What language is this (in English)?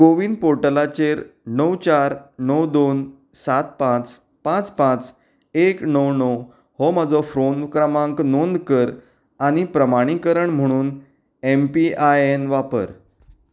Konkani